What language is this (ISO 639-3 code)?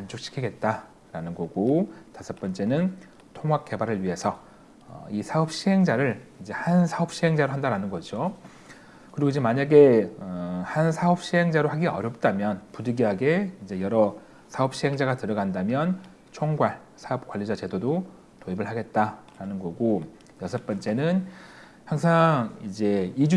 kor